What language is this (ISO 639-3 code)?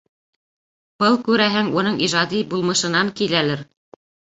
bak